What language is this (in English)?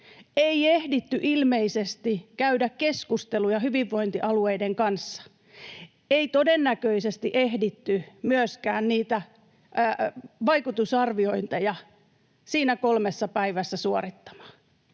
Finnish